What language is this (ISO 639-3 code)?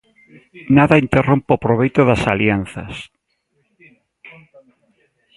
glg